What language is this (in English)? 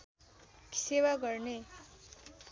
Nepali